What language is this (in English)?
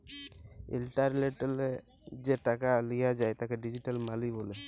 Bangla